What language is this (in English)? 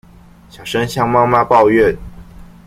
Chinese